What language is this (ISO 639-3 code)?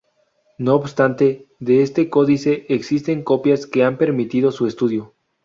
spa